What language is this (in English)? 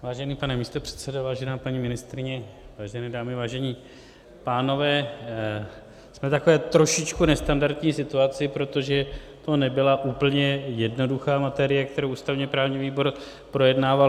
Czech